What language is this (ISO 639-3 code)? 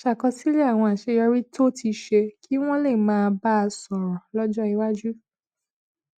yor